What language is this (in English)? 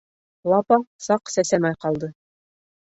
Bashkir